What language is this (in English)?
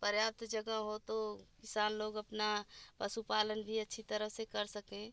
Hindi